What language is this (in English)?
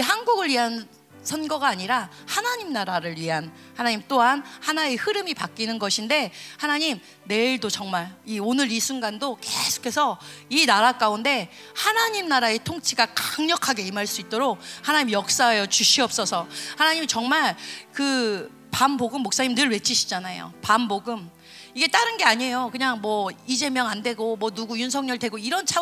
Korean